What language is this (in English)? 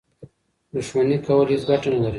Pashto